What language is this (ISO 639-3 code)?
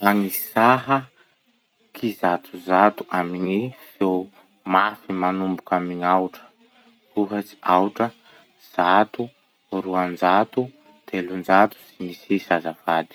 msh